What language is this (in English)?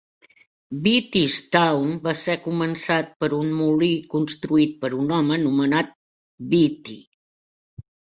Catalan